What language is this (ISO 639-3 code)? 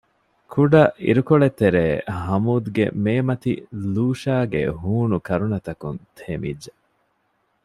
div